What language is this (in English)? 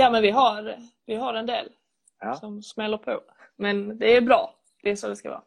Swedish